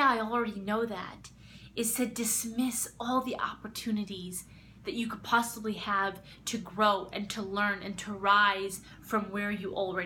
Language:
English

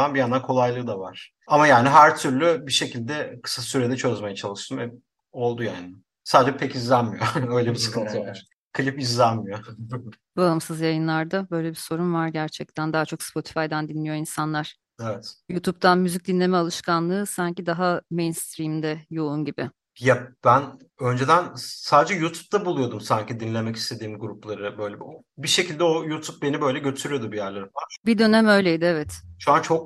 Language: Turkish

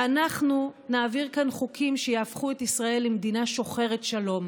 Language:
Hebrew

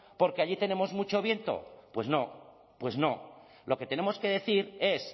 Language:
Spanish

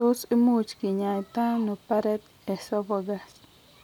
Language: Kalenjin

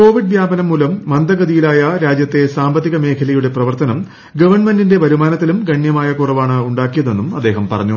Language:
Malayalam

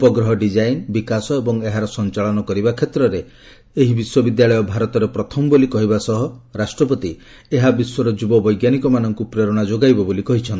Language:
Odia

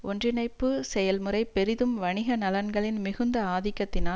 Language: Tamil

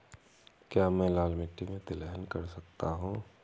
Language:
Hindi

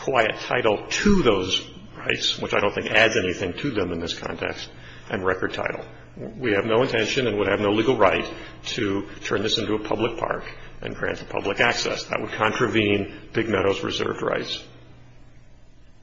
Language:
English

